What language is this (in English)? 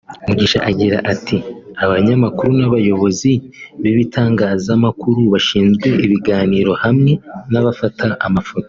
Kinyarwanda